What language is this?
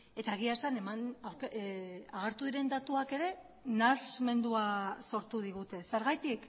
Basque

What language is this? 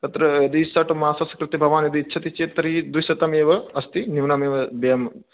Sanskrit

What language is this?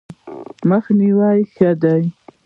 Pashto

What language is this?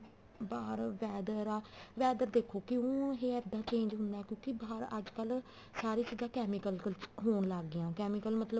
Punjabi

